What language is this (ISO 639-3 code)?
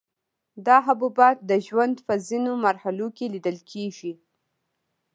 pus